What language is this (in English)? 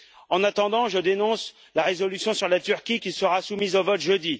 French